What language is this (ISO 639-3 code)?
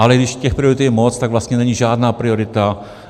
ces